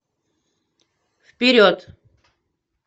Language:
Russian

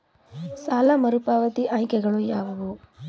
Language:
Kannada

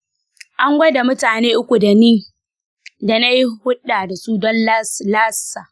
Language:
Hausa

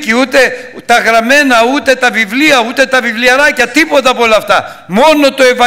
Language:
Greek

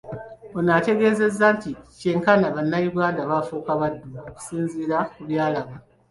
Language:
Ganda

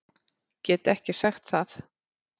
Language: Icelandic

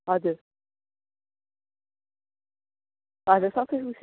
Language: Nepali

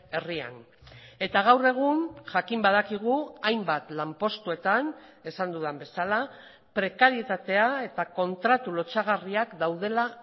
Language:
Basque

